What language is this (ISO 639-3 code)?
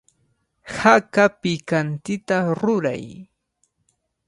qvl